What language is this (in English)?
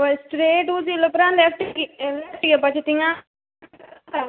Konkani